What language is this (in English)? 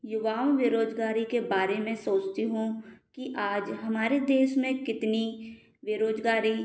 Hindi